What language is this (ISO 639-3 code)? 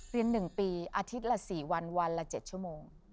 tha